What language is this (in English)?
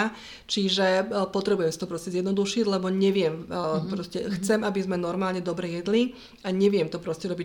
Slovak